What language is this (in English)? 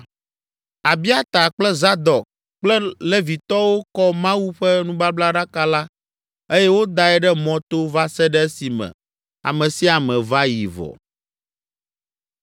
Ewe